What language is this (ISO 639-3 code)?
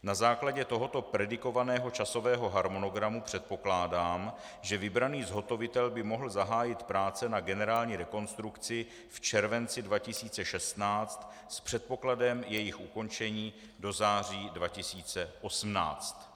ces